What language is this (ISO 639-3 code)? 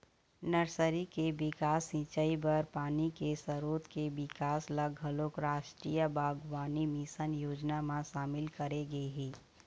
hne